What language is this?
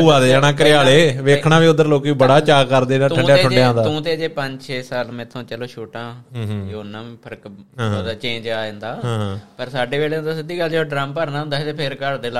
Punjabi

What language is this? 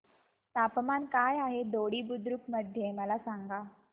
Marathi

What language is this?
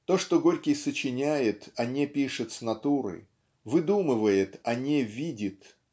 Russian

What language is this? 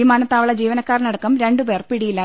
Malayalam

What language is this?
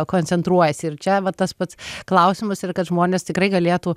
Lithuanian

